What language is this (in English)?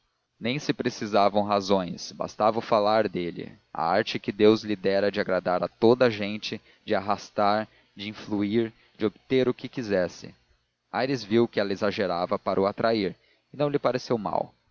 Portuguese